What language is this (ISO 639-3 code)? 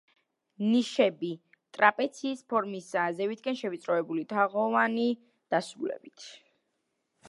kat